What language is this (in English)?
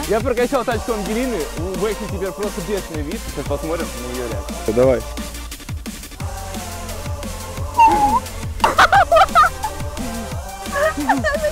Russian